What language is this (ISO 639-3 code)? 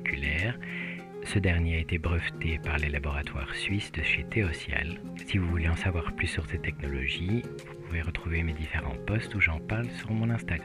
fra